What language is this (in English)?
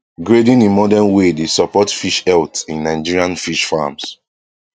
Nigerian Pidgin